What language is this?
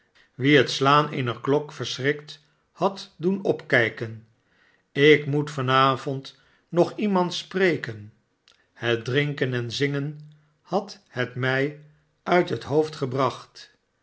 Dutch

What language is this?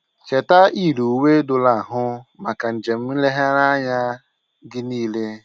Igbo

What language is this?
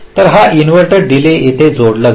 Marathi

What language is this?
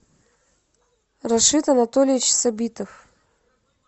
Russian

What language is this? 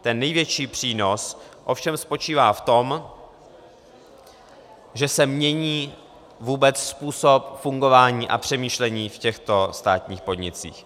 Czech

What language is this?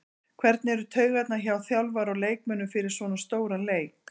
Icelandic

